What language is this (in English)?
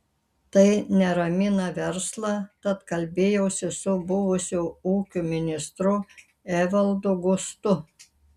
Lithuanian